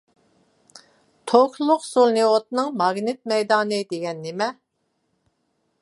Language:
Uyghur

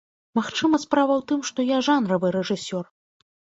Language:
Belarusian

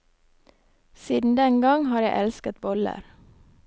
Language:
Norwegian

